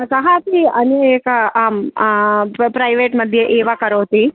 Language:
Sanskrit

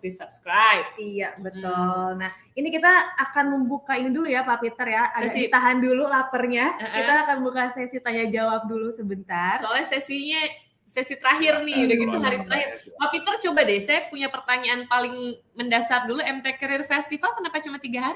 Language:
Indonesian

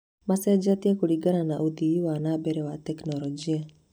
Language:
Kikuyu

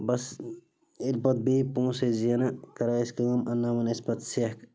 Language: Kashmiri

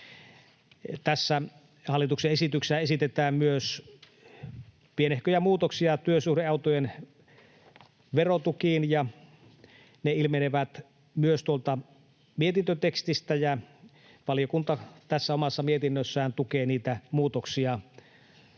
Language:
Finnish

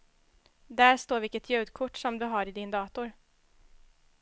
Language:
Swedish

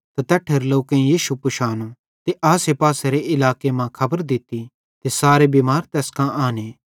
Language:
Bhadrawahi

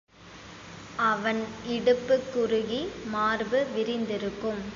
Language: Tamil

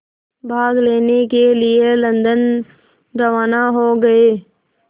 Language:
Hindi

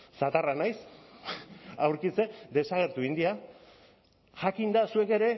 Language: Basque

